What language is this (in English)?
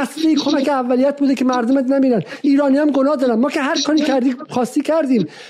Persian